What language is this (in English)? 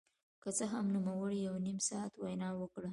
Pashto